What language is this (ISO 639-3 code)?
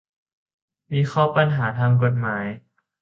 tha